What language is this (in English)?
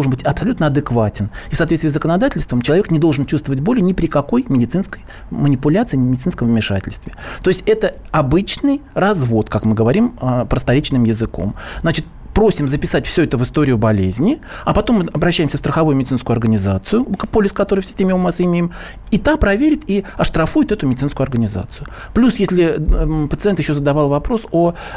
Russian